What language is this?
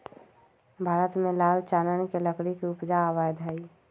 Magahi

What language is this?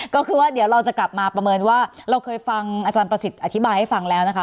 Thai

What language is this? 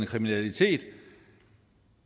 Danish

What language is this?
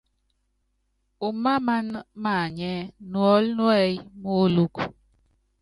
Yangben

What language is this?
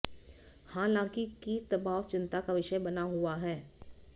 Hindi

